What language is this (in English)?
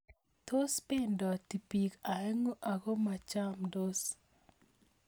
Kalenjin